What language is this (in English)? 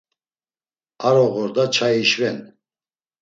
Laz